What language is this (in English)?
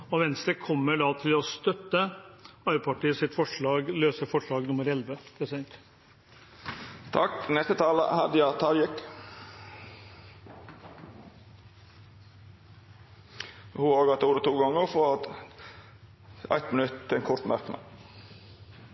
Norwegian